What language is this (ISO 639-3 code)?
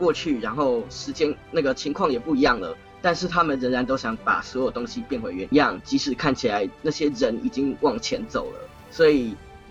zho